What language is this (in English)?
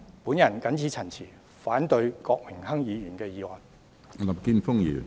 Cantonese